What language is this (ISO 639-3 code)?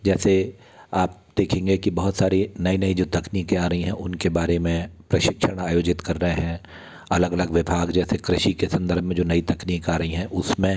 hin